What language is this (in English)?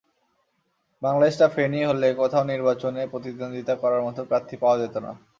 Bangla